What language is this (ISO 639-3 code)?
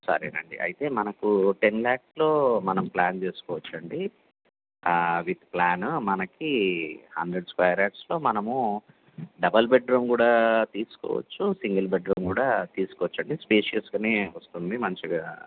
tel